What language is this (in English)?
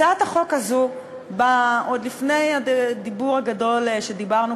Hebrew